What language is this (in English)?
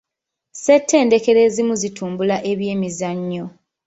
Ganda